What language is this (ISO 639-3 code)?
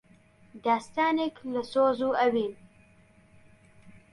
ckb